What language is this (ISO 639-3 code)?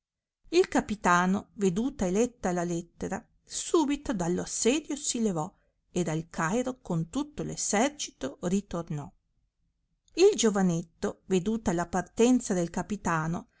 ita